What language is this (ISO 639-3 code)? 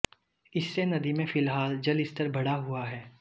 hin